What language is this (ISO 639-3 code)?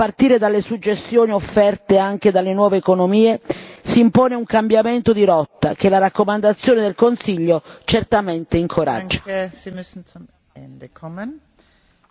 ita